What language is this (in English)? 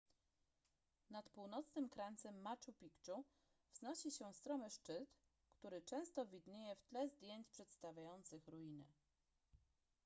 Polish